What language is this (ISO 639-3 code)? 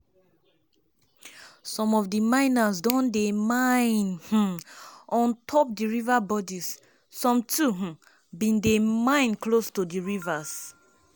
pcm